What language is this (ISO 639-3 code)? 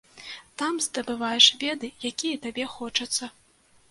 bel